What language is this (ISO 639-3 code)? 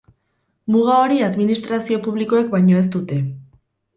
eus